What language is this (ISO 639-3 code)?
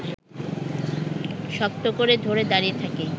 ben